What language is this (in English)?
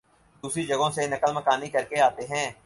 Urdu